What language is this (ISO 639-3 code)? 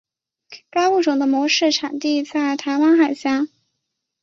zho